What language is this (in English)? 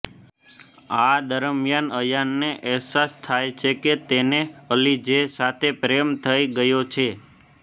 Gujarati